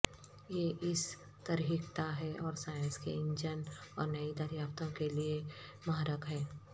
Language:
Urdu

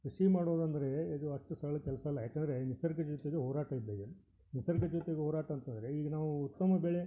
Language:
Kannada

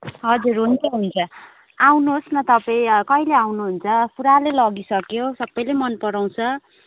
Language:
Nepali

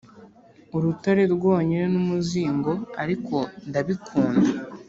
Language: Kinyarwanda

